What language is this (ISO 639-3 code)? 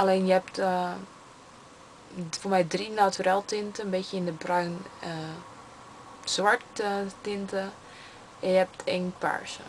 nld